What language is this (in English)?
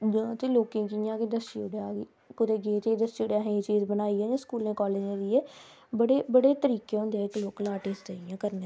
Dogri